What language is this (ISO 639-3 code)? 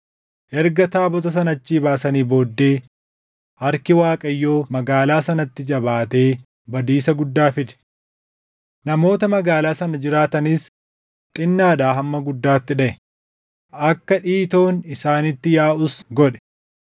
orm